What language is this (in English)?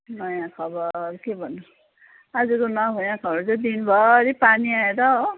Nepali